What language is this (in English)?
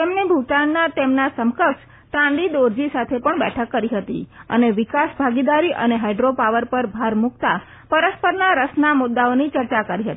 Gujarati